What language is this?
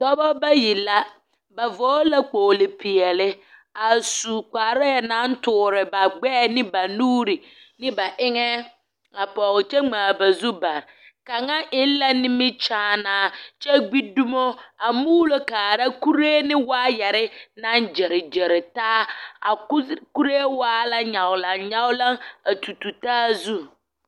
Southern Dagaare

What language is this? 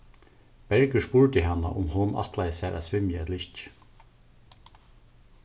Faroese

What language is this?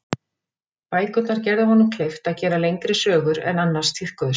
Icelandic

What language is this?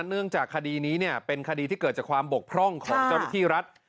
Thai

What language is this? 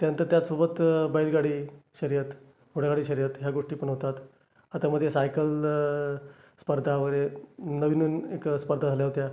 Marathi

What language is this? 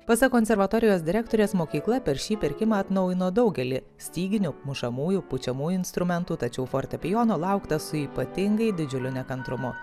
Lithuanian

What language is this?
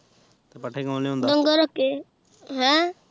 Punjabi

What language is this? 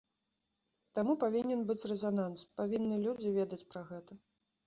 Belarusian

